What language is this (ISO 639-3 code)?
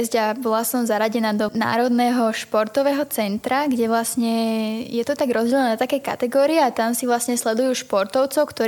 slk